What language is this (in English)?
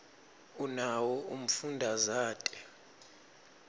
Swati